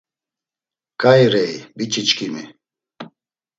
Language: Laz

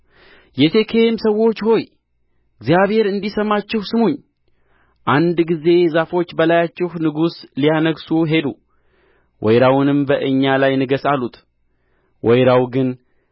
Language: Amharic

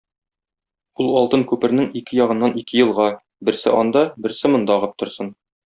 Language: Tatar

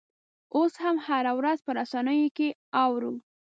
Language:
Pashto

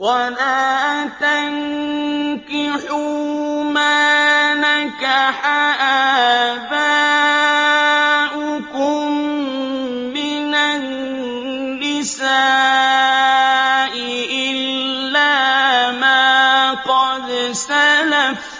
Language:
Arabic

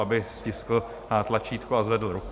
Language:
Czech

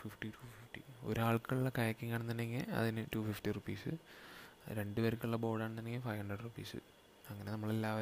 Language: Malayalam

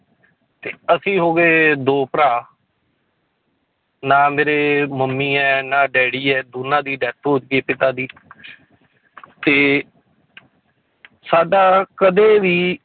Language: Punjabi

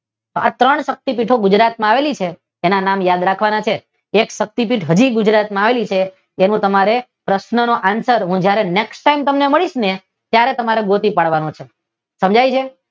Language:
Gujarati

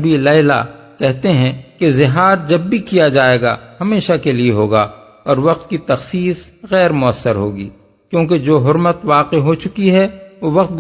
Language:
Urdu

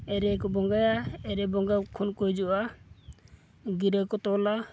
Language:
Santali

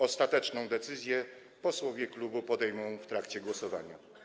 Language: Polish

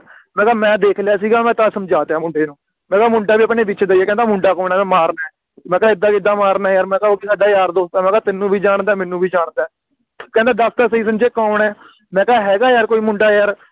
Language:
Punjabi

